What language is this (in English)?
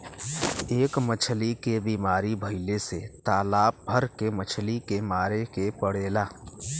Bhojpuri